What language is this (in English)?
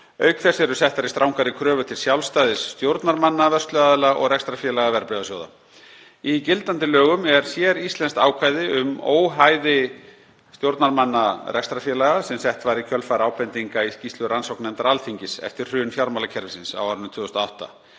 Icelandic